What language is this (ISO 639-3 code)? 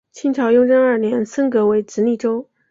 zho